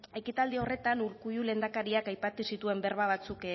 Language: Basque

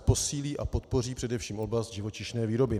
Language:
Czech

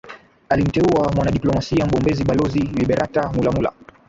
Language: Swahili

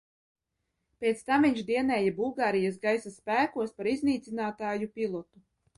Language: Latvian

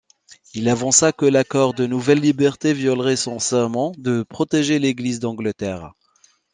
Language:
French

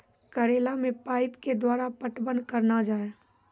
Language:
Maithili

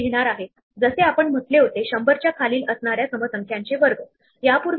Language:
Marathi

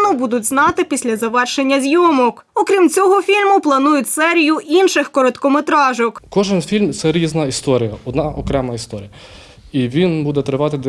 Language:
Ukrainian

